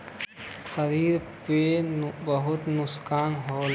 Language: Bhojpuri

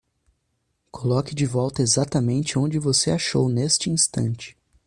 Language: Portuguese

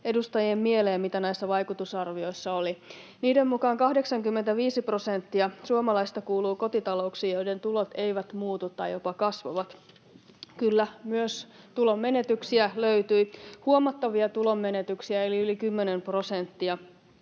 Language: Finnish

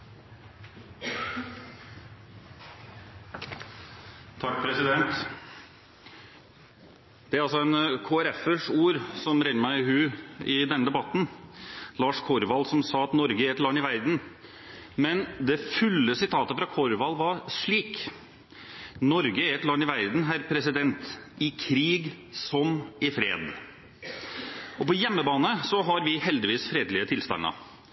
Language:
Norwegian Bokmål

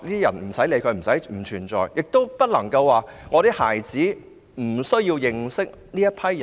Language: Cantonese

